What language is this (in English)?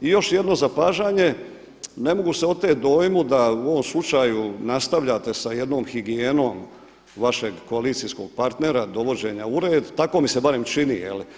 Croatian